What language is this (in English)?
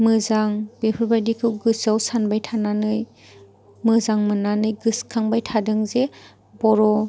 Bodo